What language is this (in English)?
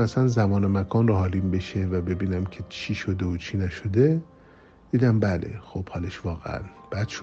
Persian